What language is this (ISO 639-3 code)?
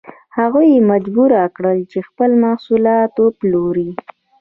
pus